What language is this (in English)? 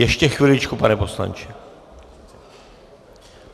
Czech